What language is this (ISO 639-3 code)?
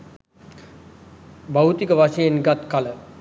sin